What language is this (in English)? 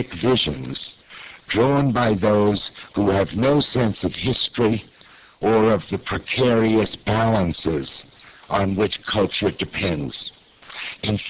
English